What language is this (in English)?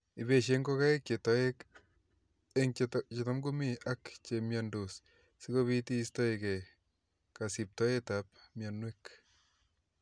Kalenjin